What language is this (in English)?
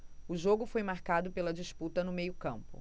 Portuguese